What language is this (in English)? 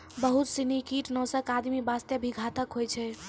Maithili